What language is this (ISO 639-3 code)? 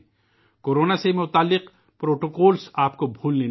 urd